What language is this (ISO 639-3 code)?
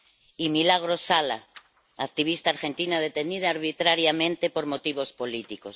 spa